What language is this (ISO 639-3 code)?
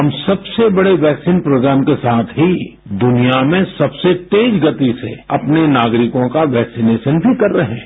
hin